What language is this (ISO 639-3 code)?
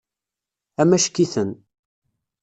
kab